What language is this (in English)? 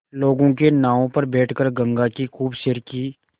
Hindi